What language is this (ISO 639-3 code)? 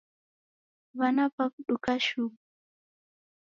dav